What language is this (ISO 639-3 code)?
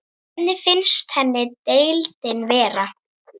isl